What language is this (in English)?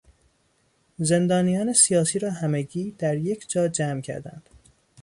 Persian